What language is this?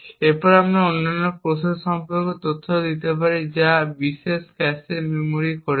Bangla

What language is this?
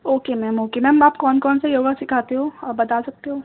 Urdu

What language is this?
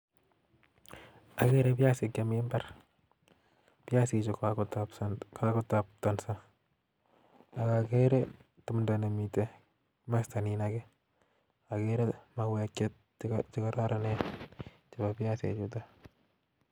Kalenjin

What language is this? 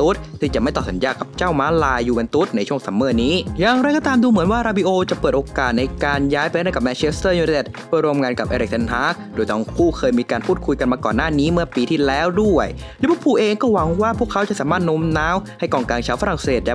Thai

